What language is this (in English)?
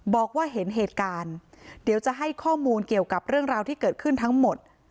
Thai